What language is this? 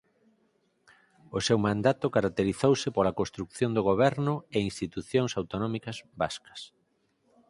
Galician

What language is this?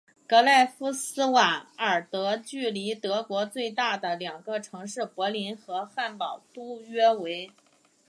Chinese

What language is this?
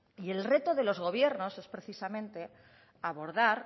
Spanish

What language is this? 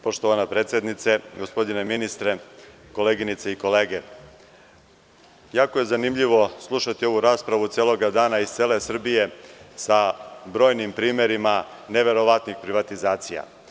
Serbian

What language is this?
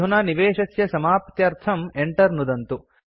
Sanskrit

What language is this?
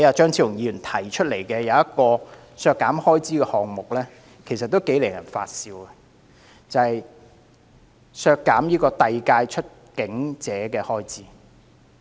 Cantonese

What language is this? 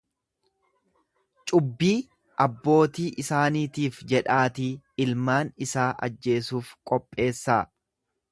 Oromo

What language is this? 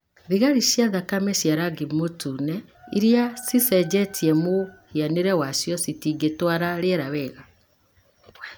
Kikuyu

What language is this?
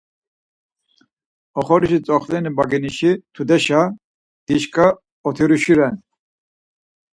Laz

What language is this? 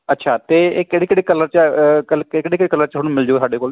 Punjabi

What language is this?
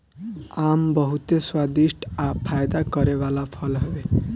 Bhojpuri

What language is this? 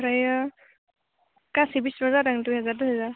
Bodo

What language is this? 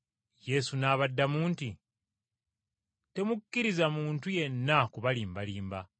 Ganda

